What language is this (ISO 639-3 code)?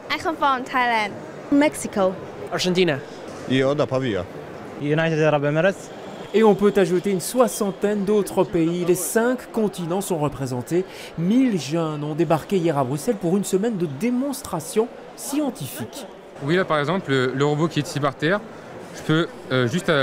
fra